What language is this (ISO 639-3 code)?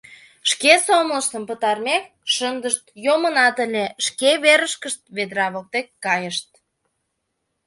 chm